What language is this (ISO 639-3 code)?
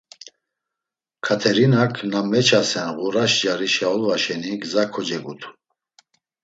lzz